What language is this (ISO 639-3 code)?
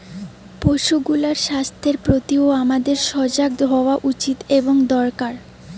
ben